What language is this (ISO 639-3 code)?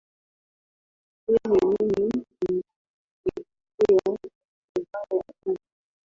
swa